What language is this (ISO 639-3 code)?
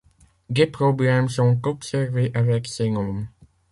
fra